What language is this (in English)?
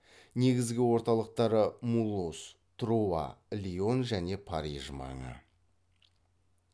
Kazakh